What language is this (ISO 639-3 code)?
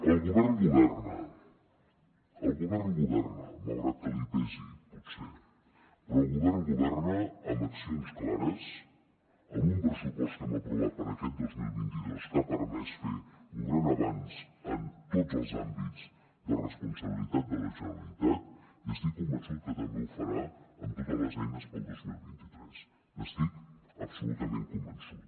cat